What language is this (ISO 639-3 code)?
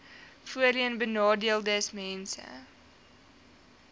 afr